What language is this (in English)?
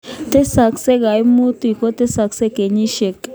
Kalenjin